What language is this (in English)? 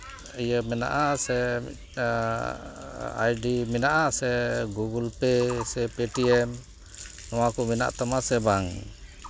Santali